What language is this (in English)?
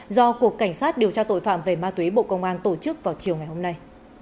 Vietnamese